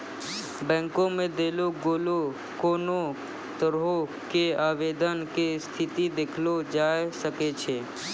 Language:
Maithili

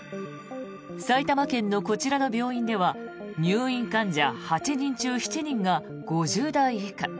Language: Japanese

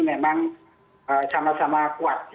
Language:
Indonesian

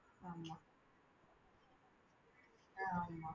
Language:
Tamil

